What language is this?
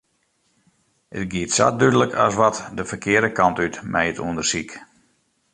Western Frisian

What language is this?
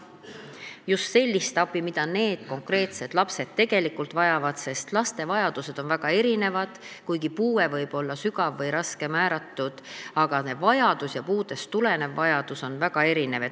Estonian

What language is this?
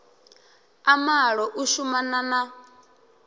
Venda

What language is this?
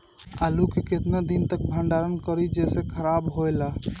Bhojpuri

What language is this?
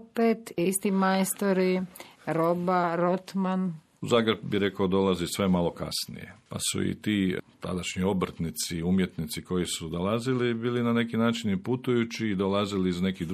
Croatian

